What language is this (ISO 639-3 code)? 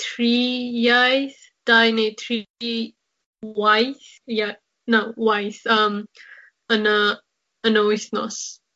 cym